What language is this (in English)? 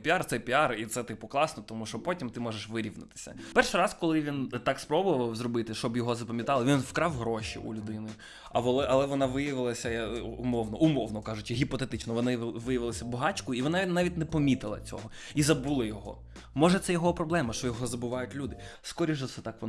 Ukrainian